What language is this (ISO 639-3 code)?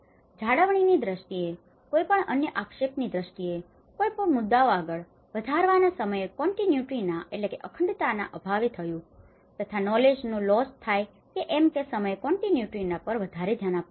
guj